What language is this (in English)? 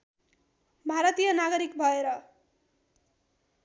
Nepali